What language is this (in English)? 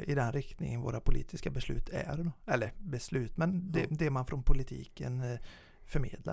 Swedish